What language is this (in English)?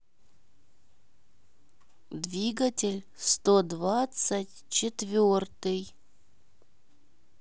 Russian